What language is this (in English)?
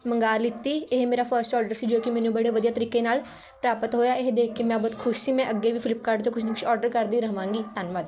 Punjabi